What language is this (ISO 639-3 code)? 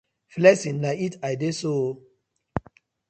pcm